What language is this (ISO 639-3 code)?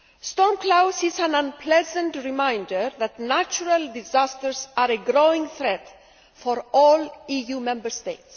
eng